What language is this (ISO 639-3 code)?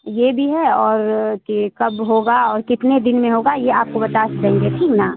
urd